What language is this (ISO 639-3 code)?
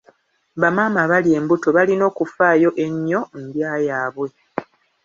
lug